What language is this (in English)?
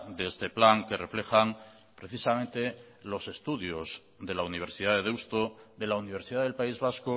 Spanish